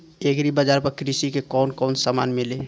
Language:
Bhojpuri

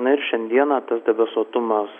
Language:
Lithuanian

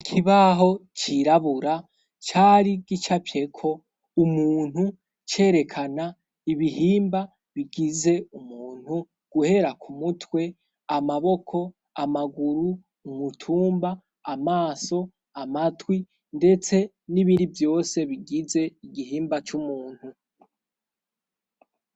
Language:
Rundi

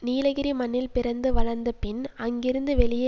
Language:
Tamil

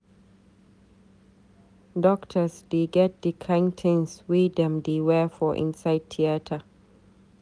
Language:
Nigerian Pidgin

